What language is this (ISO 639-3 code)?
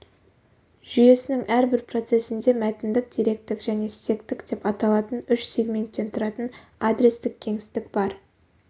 kaz